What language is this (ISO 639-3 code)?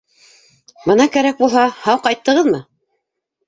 bak